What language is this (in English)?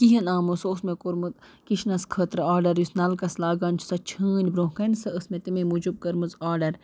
Kashmiri